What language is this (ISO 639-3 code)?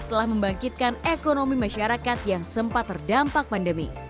ind